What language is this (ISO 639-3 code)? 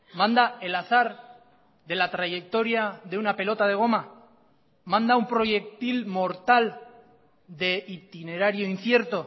spa